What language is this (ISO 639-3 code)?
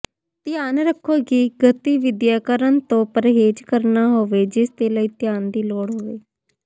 pan